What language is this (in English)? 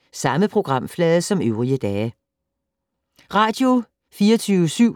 Danish